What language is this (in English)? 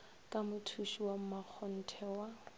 Northern Sotho